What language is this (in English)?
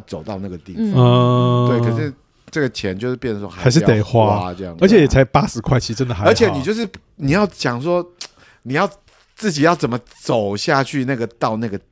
Chinese